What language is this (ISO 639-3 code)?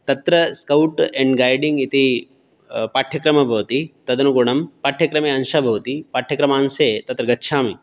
san